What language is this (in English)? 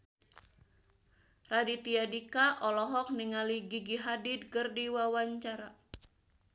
Sundanese